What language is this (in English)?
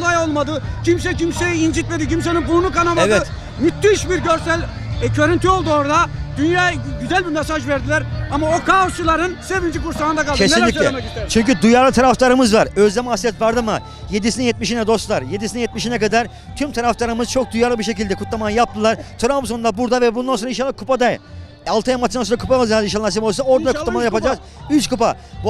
Turkish